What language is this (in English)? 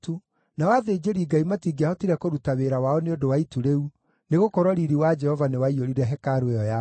Kikuyu